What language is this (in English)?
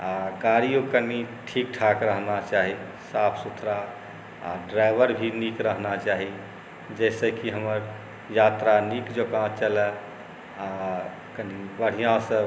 Maithili